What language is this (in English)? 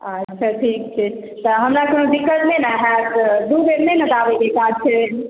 Maithili